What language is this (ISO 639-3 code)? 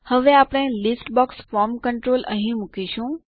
guj